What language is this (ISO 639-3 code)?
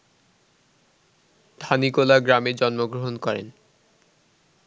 ben